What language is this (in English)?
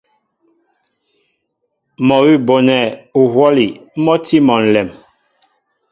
Mbo (Cameroon)